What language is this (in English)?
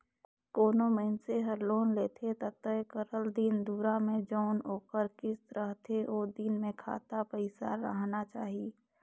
Chhattisgarhi